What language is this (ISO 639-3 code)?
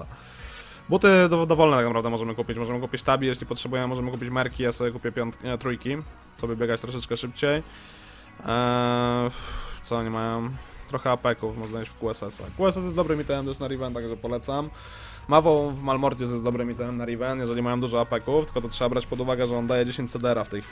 pol